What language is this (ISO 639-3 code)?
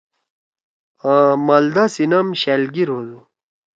trw